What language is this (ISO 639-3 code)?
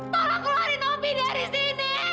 ind